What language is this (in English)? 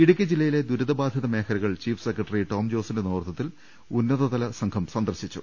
Malayalam